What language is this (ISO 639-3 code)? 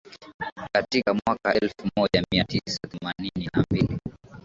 swa